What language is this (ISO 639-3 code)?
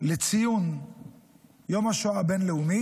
heb